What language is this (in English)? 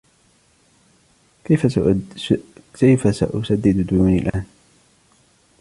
Arabic